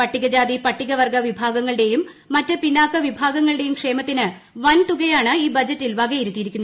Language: Malayalam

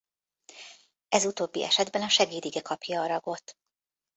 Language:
Hungarian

